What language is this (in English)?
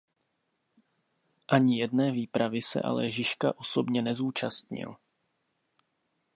Czech